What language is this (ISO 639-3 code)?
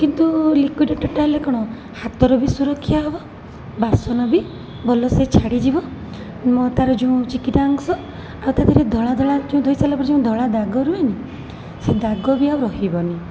ori